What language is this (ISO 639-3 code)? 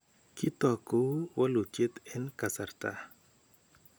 kln